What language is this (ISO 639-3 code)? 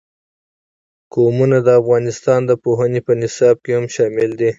pus